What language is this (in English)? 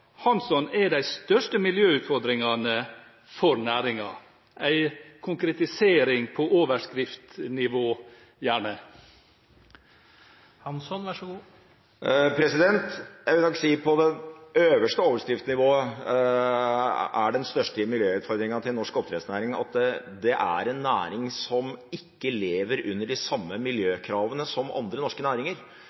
Norwegian Bokmål